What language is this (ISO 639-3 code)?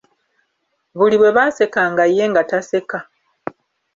lug